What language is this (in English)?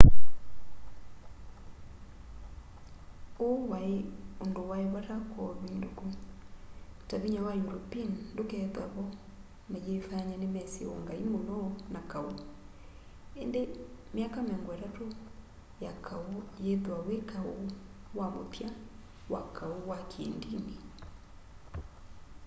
Kamba